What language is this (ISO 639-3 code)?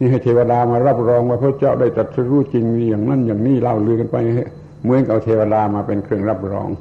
tha